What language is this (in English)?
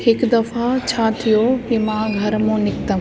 Sindhi